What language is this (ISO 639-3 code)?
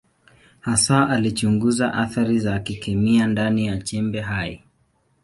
swa